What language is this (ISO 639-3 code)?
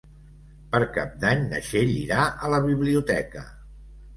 cat